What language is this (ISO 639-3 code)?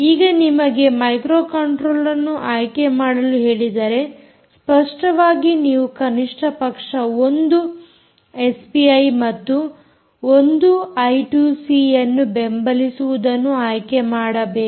kan